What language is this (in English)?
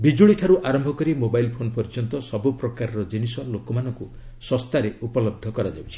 Odia